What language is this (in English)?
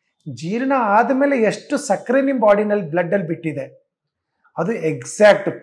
Hindi